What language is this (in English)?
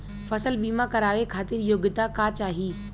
Bhojpuri